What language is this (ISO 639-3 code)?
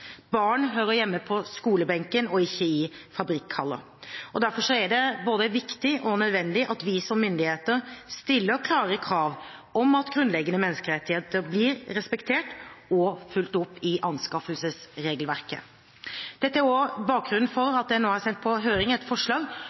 nob